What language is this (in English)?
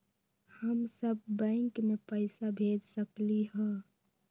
Magahi